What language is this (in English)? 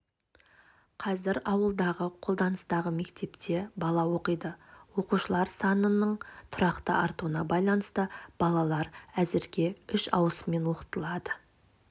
Kazakh